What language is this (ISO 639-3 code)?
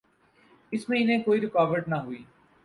urd